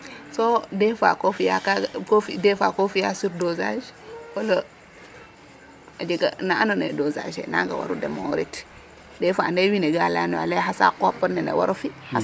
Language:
Serer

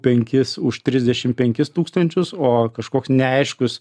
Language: Lithuanian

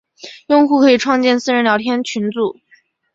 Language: Chinese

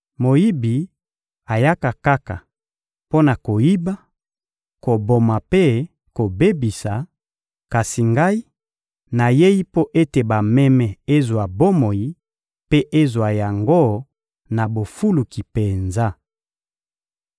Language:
Lingala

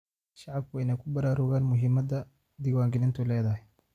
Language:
Somali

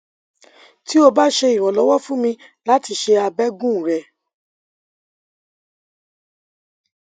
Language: Yoruba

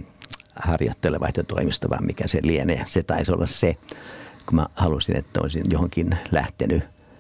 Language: Finnish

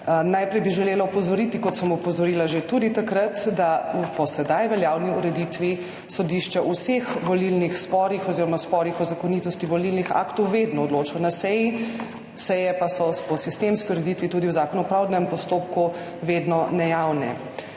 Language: Slovenian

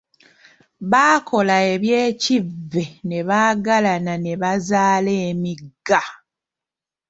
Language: Ganda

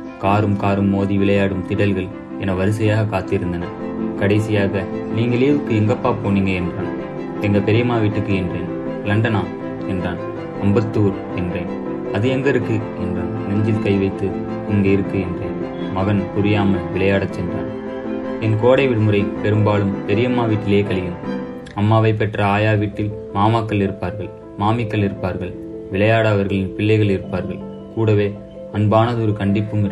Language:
Tamil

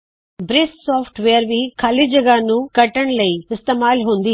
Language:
Punjabi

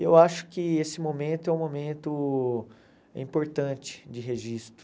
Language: Portuguese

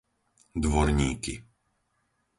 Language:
Slovak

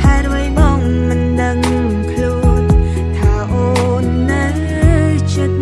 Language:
Khmer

